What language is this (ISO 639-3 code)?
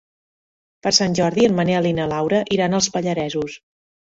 cat